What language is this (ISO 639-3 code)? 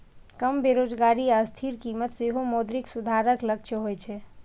mai